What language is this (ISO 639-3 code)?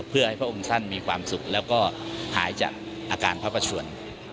tha